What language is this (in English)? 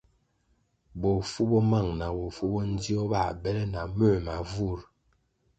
Kwasio